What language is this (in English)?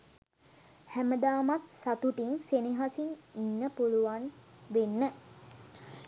Sinhala